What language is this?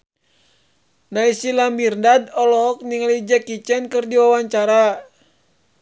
Sundanese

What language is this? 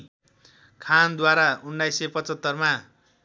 Nepali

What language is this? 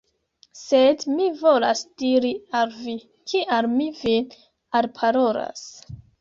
Esperanto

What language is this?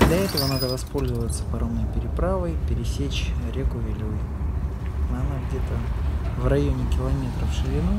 Russian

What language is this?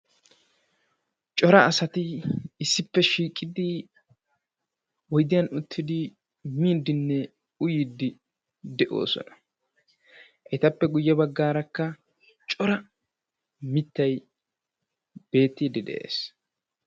Wolaytta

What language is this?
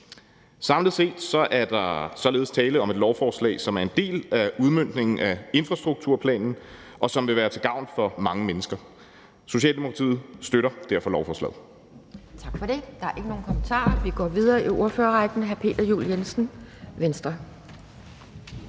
Danish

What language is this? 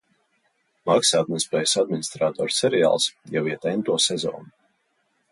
Latvian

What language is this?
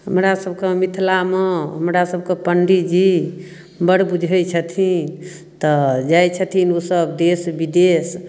Maithili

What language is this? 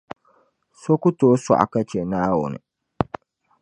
Dagbani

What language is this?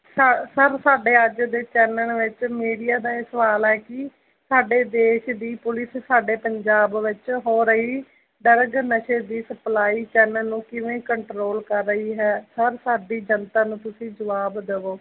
Punjabi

